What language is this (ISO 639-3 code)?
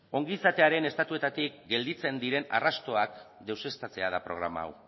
eus